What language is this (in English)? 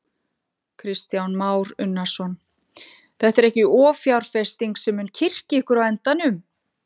Icelandic